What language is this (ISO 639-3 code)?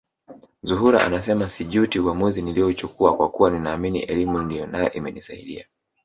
swa